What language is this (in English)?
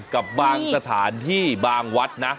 Thai